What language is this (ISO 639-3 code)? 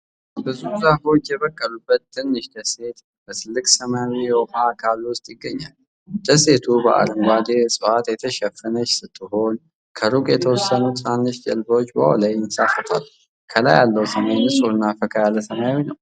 amh